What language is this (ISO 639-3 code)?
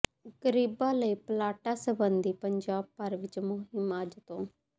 pan